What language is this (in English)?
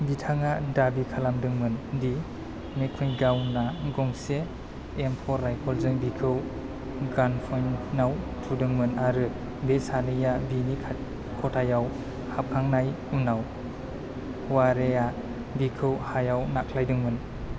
Bodo